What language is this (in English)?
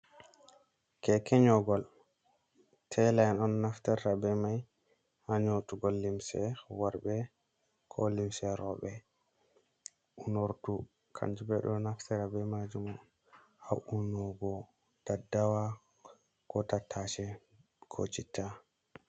Fula